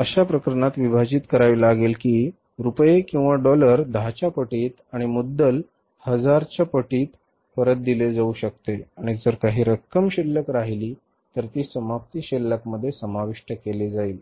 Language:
Marathi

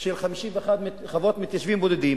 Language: Hebrew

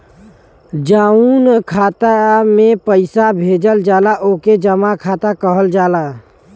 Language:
Bhojpuri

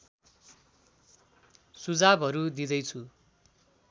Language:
Nepali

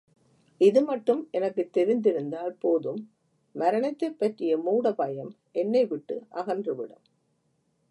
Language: Tamil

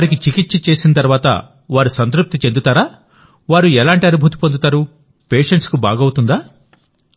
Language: Telugu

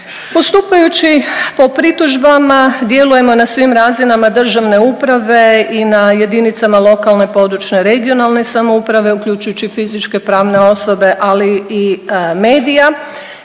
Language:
Croatian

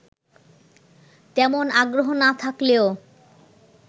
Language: Bangla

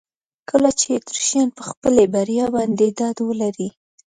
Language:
Pashto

